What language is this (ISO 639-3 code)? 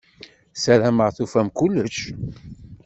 kab